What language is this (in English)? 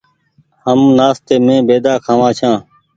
Goaria